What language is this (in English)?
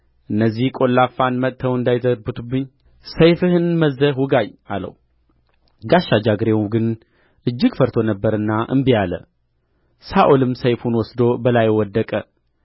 Amharic